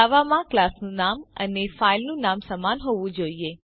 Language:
Gujarati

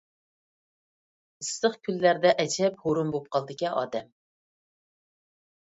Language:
Uyghur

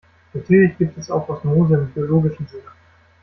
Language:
German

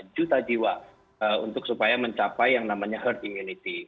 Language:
Indonesian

